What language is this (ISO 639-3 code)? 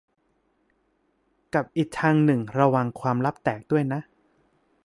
tha